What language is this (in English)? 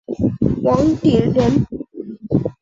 Chinese